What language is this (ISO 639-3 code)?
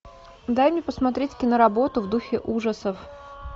rus